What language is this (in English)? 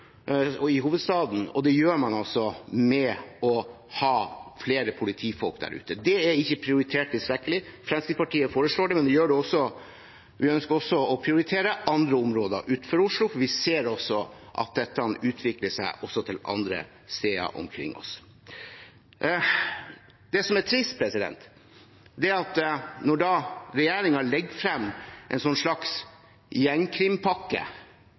Norwegian Bokmål